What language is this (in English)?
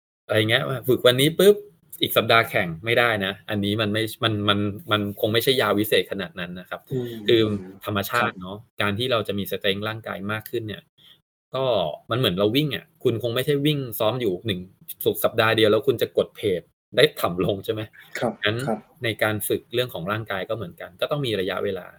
Thai